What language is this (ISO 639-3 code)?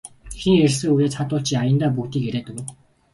mon